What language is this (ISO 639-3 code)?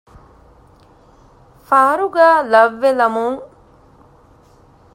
div